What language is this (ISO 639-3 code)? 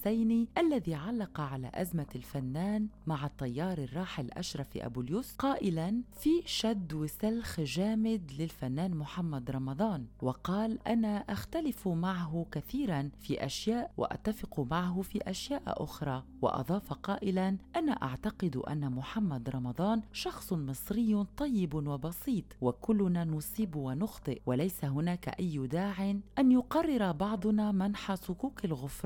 ara